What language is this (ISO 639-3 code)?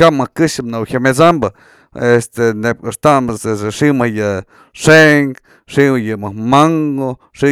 mzl